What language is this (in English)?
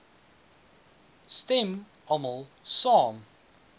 Afrikaans